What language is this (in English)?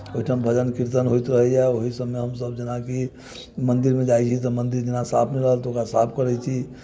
Maithili